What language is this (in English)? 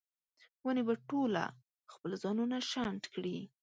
Pashto